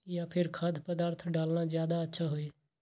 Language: Magahi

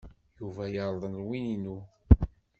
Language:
Kabyle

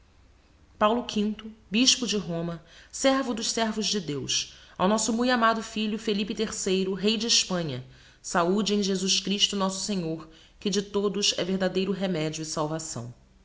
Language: Portuguese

